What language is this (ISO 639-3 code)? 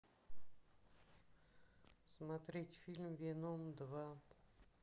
rus